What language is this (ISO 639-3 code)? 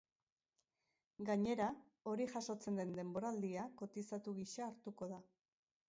eus